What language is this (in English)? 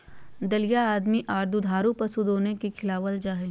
Magahi